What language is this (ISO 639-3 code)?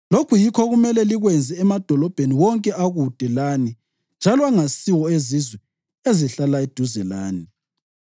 nde